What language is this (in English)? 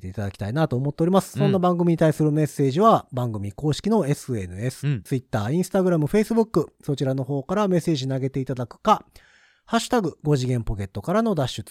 Japanese